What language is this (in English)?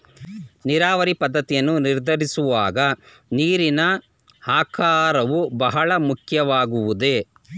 Kannada